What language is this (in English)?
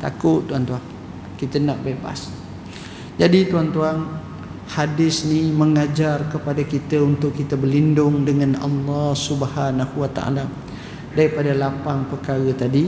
Malay